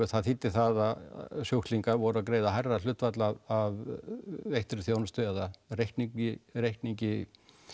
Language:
Icelandic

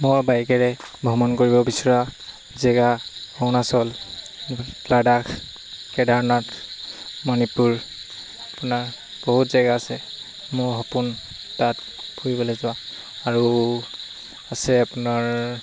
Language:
Assamese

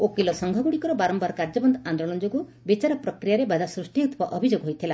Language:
Odia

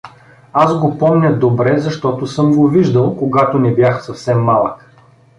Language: Bulgarian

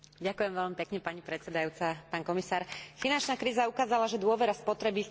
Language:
Slovak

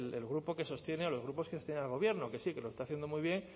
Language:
Spanish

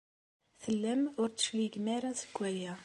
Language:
Kabyle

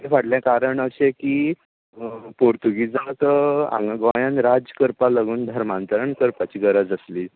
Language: Konkani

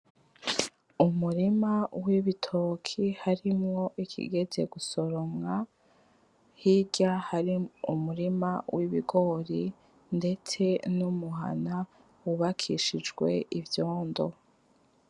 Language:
Rundi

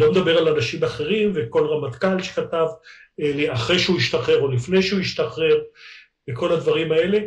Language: Hebrew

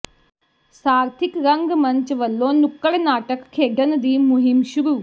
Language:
Punjabi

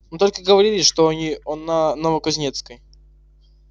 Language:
Russian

